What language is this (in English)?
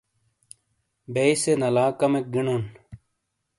Shina